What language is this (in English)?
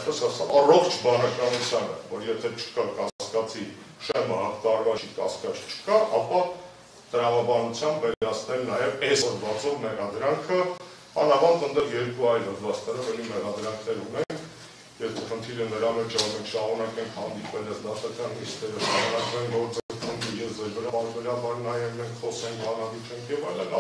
Romanian